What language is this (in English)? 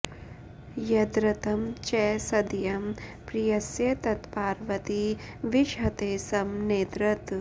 Sanskrit